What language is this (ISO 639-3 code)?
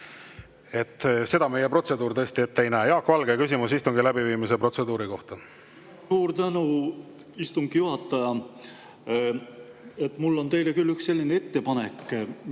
est